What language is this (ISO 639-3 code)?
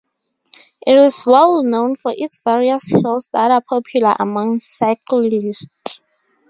eng